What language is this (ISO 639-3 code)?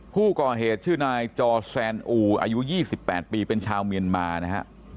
tha